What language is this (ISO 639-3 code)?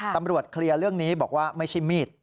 tha